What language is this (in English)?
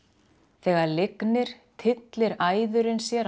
Icelandic